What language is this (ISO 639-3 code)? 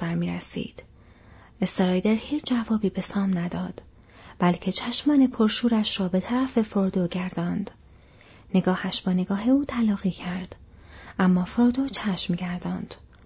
fas